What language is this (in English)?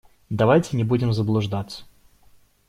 Russian